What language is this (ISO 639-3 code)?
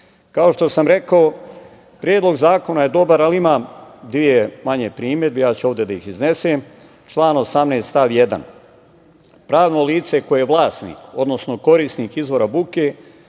srp